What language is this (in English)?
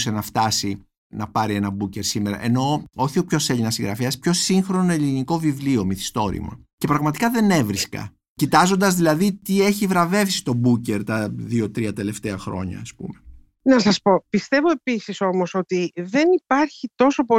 Greek